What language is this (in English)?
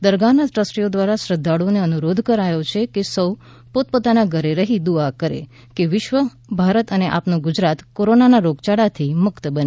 Gujarati